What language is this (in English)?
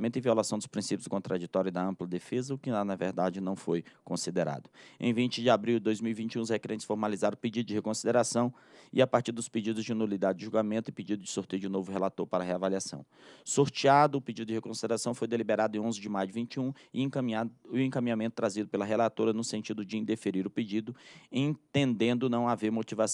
Portuguese